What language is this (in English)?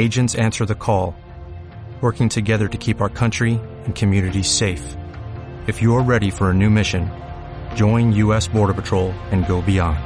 Spanish